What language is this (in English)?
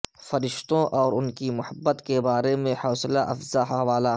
Urdu